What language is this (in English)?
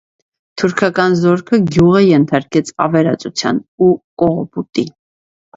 Armenian